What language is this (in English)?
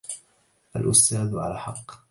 Arabic